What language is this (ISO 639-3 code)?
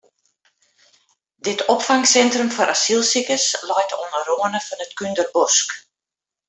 fry